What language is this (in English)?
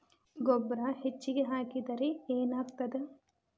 Kannada